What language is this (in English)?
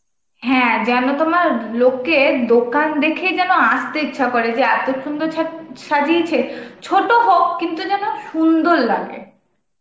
Bangla